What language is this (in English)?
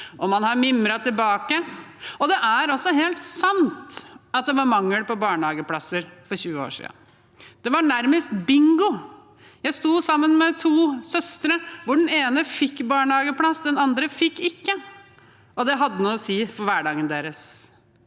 Norwegian